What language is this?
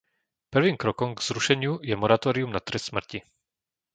Slovak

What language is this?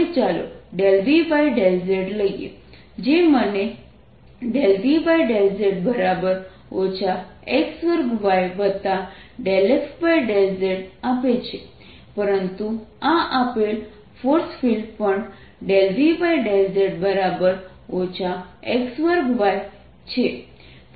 Gujarati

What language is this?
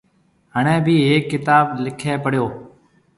Marwari (Pakistan)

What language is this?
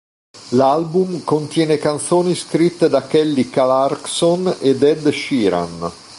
Italian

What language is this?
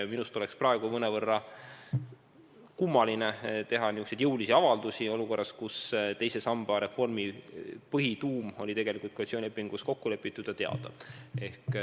Estonian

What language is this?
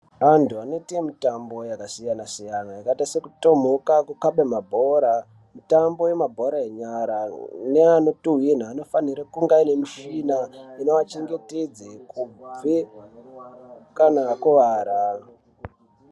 Ndau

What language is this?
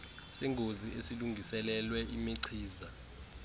Xhosa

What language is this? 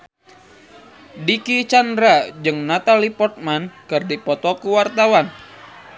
Sundanese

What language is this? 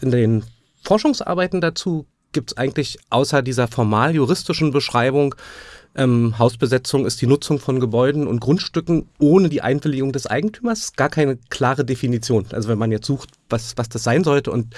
German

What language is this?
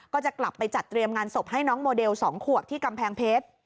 Thai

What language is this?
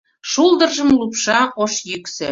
Mari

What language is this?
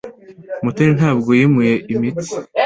Kinyarwanda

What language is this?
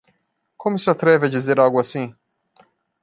Portuguese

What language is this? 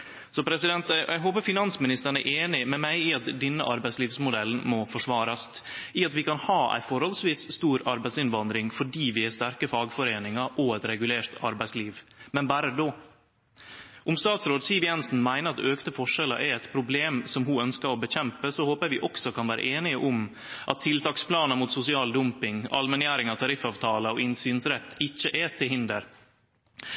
Norwegian Nynorsk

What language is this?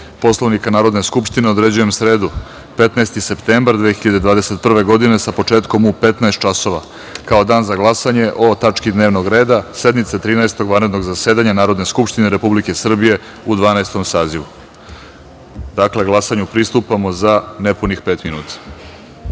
Serbian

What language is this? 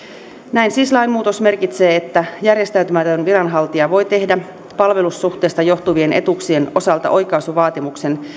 Finnish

